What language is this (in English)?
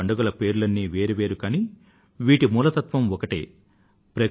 Telugu